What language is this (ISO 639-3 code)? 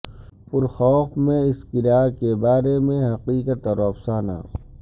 urd